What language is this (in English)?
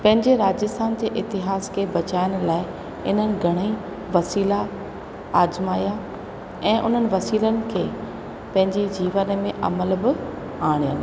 Sindhi